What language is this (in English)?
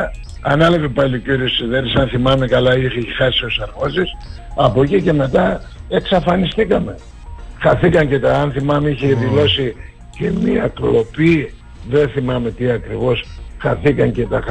Greek